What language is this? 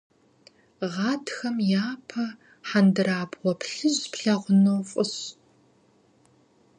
Kabardian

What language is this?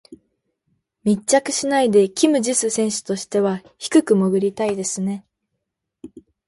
Japanese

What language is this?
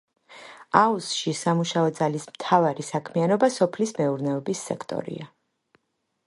Georgian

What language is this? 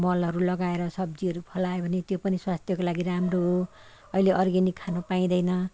Nepali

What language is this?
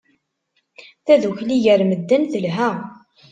Kabyle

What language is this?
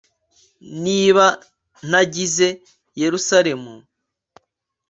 Kinyarwanda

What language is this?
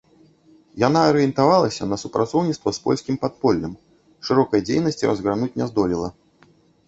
Belarusian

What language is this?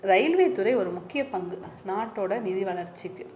Tamil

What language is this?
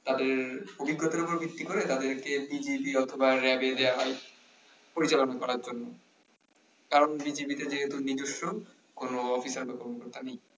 Bangla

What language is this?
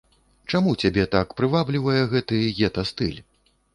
Belarusian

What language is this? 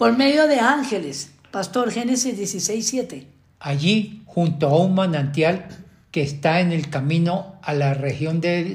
Spanish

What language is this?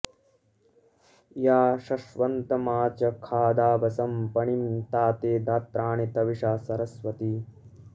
Sanskrit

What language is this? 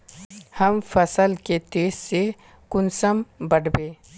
Magahi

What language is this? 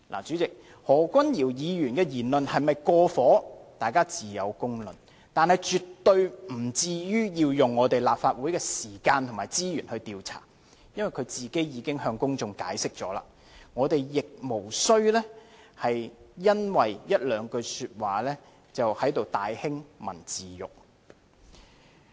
Cantonese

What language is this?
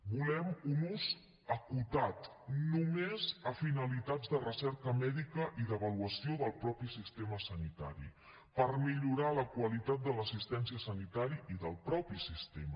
Catalan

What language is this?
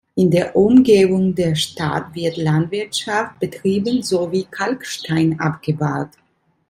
German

